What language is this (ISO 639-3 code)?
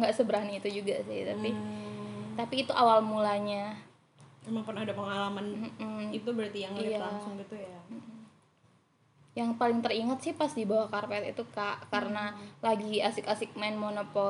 ind